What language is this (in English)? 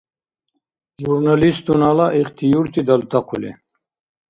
Dargwa